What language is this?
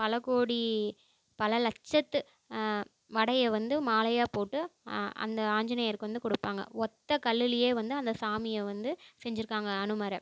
Tamil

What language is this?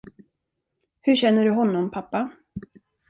Swedish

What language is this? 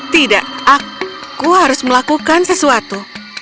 Indonesian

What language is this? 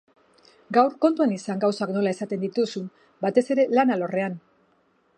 Basque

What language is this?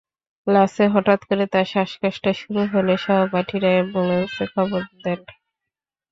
Bangla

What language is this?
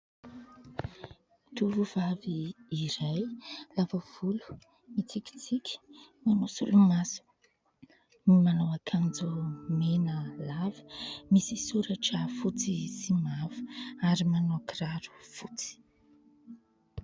Malagasy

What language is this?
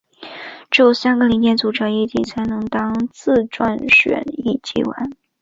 Chinese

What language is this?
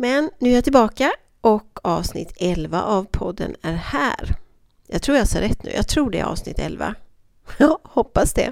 Swedish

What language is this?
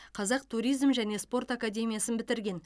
Kazakh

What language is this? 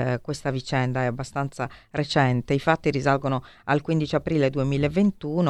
Italian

